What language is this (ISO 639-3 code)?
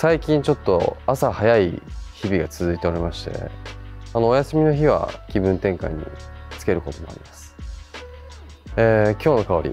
jpn